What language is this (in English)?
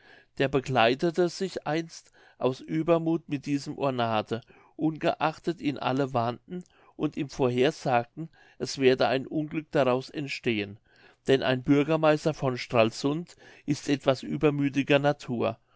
German